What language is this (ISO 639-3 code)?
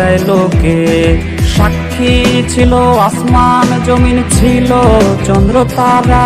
ron